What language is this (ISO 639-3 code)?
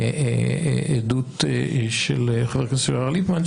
heb